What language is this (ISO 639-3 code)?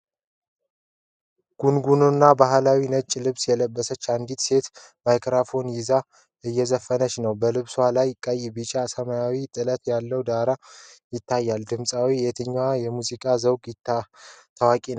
amh